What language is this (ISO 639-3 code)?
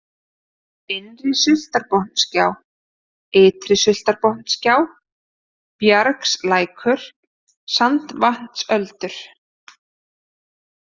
isl